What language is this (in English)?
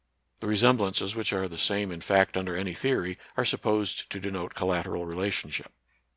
English